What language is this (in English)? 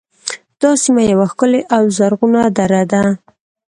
Pashto